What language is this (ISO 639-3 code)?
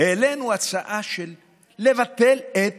heb